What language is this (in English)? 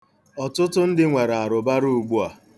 Igbo